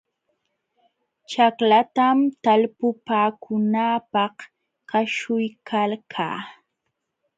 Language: Jauja Wanca Quechua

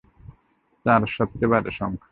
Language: Bangla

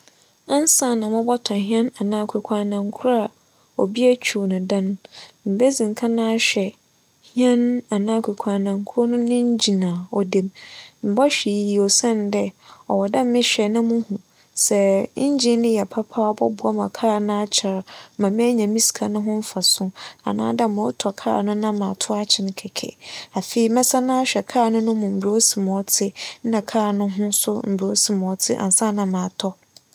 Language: Akan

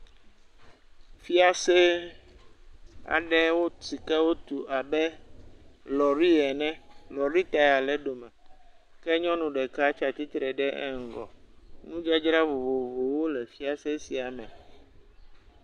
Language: Ewe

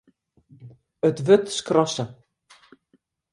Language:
Western Frisian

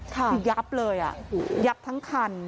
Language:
Thai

